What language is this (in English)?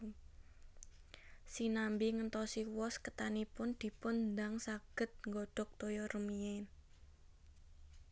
Javanese